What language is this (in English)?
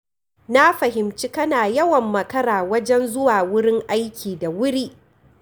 Hausa